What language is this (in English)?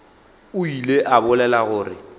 Northern Sotho